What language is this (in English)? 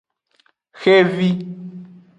Aja (Benin)